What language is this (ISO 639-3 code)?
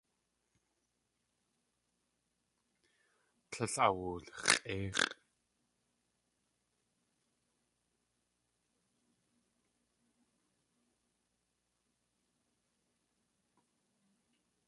tli